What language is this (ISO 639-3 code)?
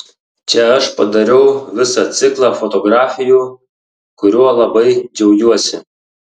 lit